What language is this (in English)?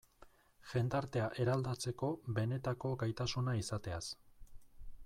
Basque